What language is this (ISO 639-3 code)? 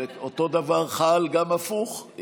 heb